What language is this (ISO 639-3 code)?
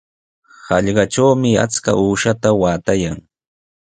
qws